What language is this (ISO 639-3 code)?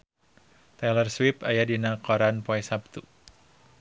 sun